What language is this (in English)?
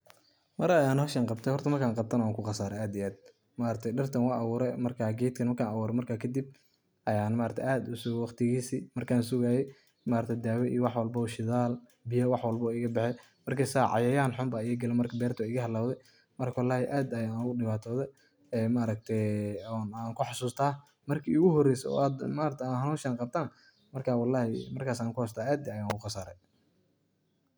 Somali